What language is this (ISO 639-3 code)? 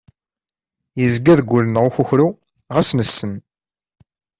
kab